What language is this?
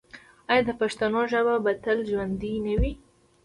Pashto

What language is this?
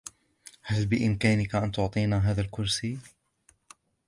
Arabic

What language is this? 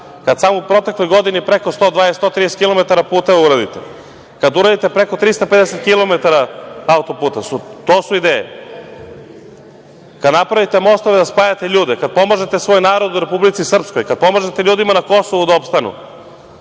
Serbian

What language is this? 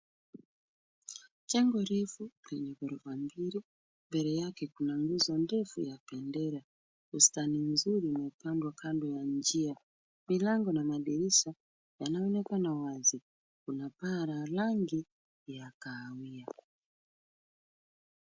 Swahili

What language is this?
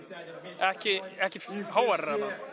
Icelandic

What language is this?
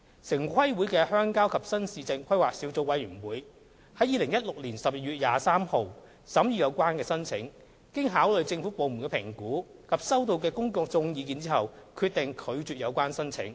Cantonese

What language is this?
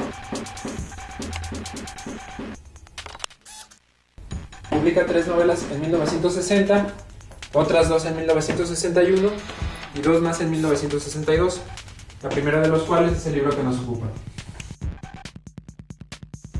Spanish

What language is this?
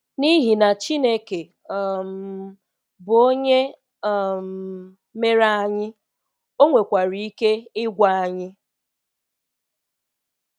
Igbo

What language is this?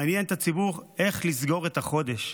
Hebrew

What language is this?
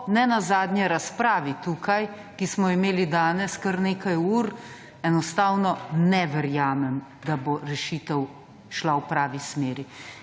Slovenian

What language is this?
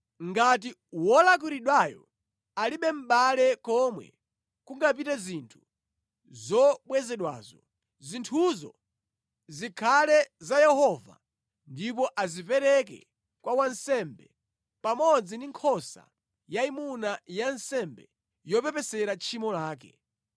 Nyanja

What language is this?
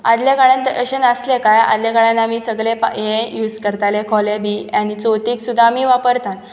Konkani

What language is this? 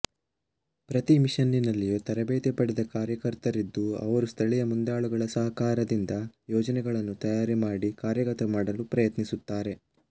Kannada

